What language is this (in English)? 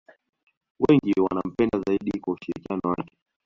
Swahili